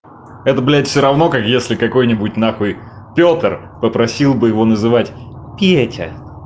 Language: Russian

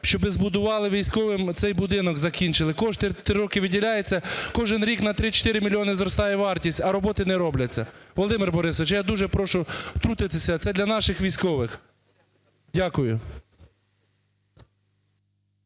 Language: Ukrainian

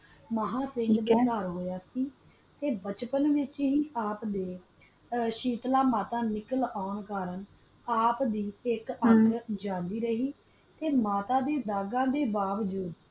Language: Punjabi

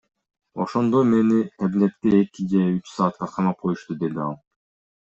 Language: Kyrgyz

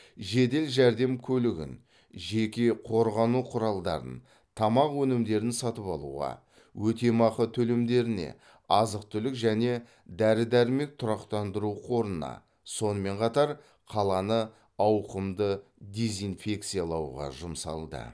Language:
Kazakh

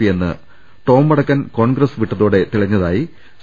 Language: Malayalam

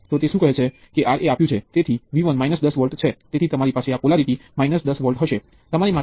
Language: Gujarati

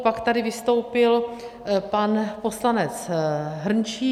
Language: Czech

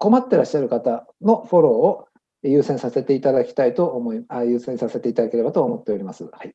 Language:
Japanese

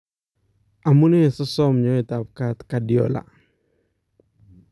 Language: Kalenjin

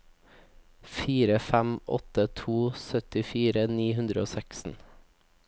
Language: Norwegian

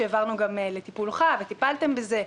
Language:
Hebrew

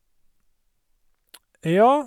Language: Norwegian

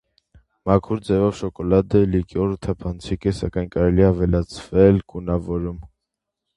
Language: Armenian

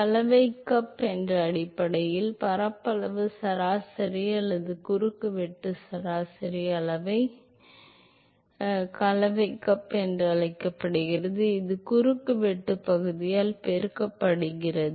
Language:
Tamil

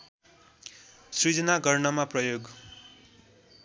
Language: Nepali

